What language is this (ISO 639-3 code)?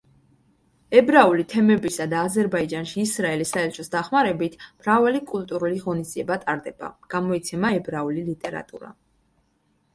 kat